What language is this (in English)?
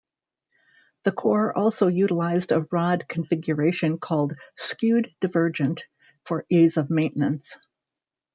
English